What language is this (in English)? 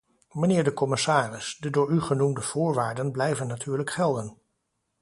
Dutch